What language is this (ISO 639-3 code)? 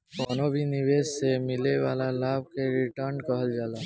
bho